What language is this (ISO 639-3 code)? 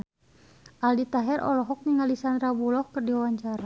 sun